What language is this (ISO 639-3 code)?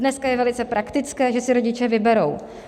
ces